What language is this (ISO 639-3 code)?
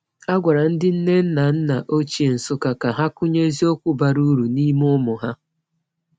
ibo